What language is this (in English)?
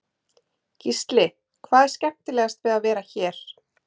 Icelandic